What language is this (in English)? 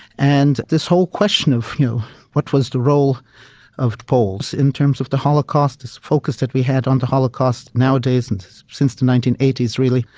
English